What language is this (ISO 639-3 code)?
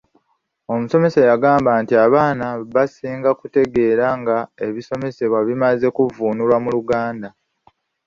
lug